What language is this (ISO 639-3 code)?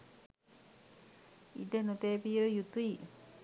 sin